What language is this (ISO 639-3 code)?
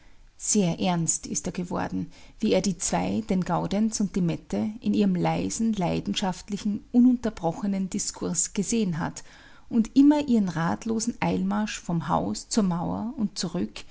deu